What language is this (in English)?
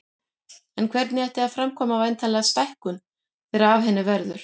Icelandic